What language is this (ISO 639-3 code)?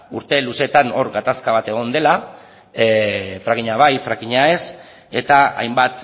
eus